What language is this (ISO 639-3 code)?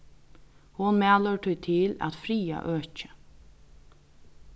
fao